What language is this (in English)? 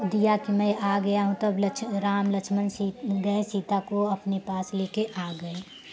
Hindi